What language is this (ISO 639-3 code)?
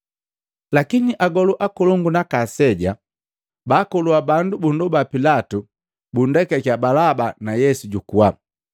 mgv